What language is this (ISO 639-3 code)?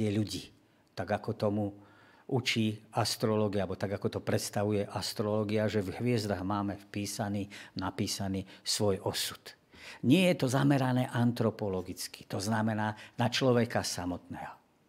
slk